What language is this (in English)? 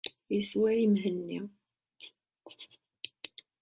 Kabyle